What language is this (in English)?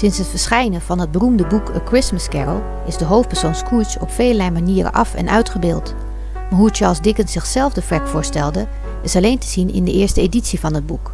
Dutch